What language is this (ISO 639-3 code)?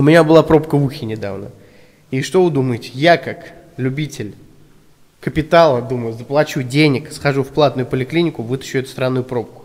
rus